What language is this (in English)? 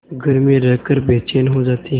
Hindi